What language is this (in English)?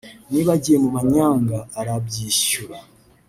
Kinyarwanda